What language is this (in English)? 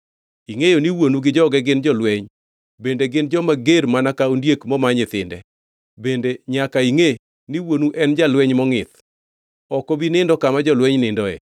Luo (Kenya and Tanzania)